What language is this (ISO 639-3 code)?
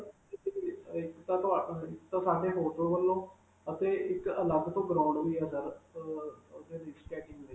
pan